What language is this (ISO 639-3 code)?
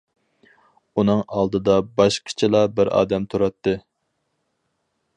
uig